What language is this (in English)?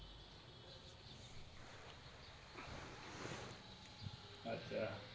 Gujarati